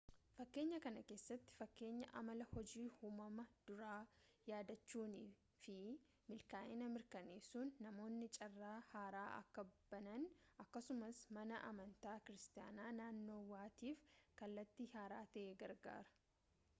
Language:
Oromo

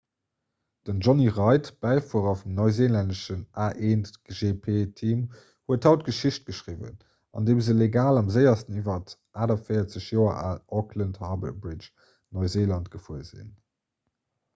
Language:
Luxembourgish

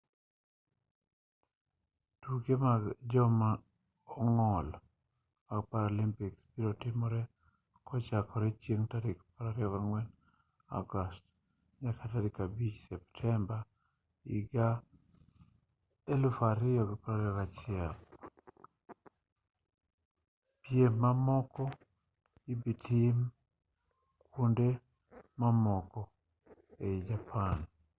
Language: Luo (Kenya and Tanzania)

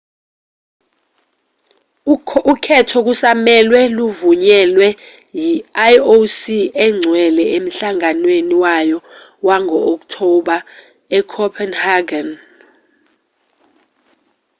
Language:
Zulu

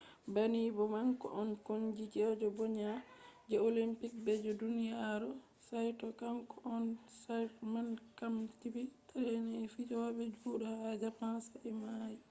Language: Fula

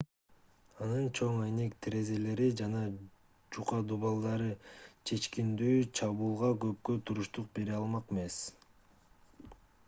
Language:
Kyrgyz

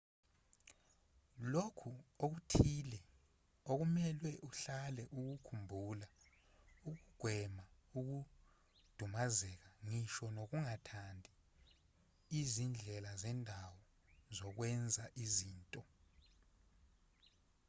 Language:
Zulu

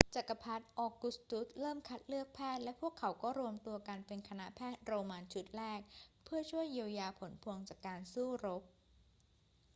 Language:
Thai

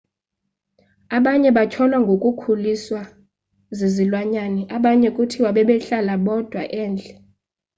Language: Xhosa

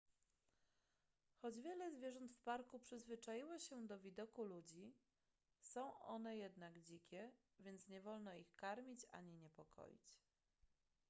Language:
Polish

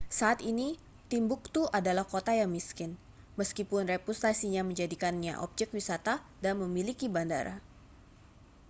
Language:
Indonesian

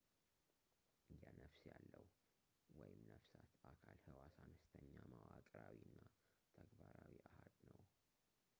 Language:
Amharic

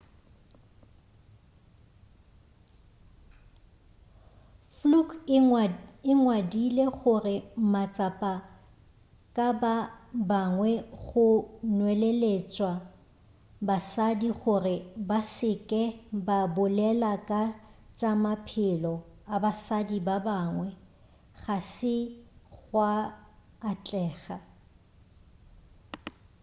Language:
Northern Sotho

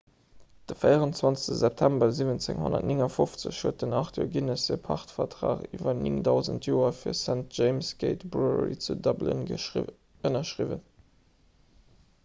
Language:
Luxembourgish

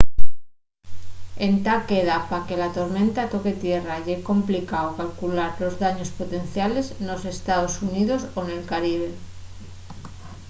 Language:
Asturian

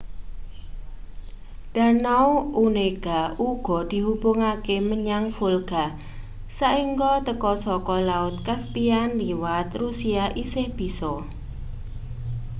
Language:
Javanese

